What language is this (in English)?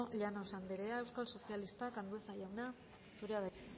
Basque